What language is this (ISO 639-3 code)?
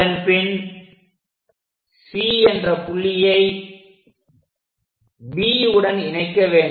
tam